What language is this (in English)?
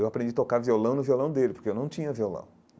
Portuguese